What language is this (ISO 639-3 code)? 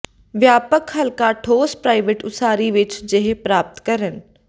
pan